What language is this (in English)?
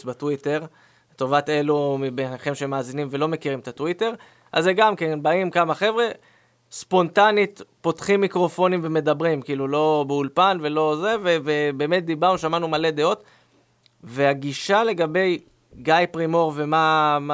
Hebrew